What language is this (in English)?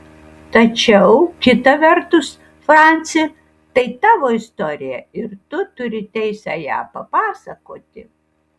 Lithuanian